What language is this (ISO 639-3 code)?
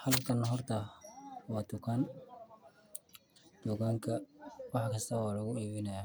som